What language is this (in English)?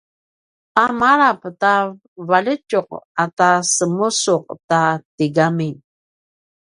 Paiwan